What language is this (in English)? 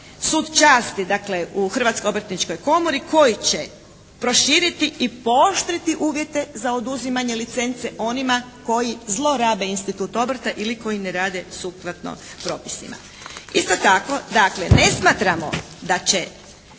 Croatian